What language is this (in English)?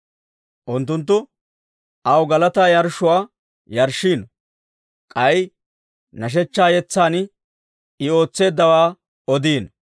Dawro